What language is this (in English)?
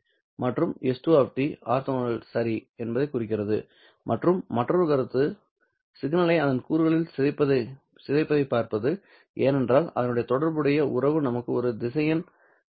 Tamil